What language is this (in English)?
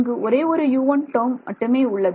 Tamil